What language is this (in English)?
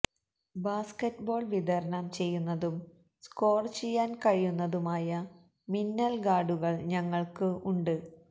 Malayalam